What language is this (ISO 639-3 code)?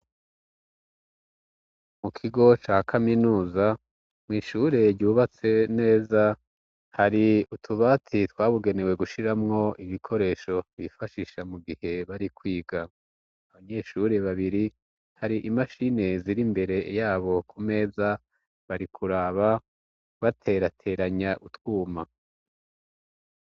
run